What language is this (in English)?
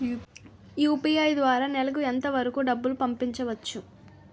Telugu